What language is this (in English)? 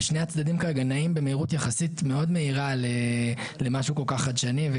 Hebrew